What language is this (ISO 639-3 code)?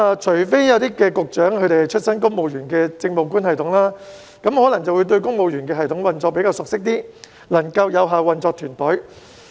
yue